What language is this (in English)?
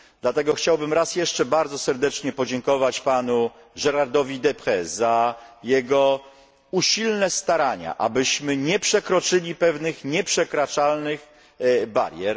Polish